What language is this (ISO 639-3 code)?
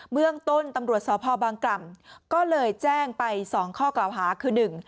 tha